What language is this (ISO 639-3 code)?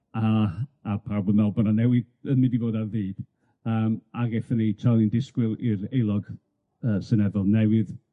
cym